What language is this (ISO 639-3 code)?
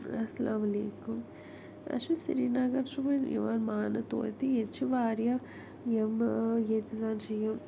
kas